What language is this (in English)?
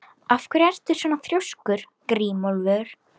Icelandic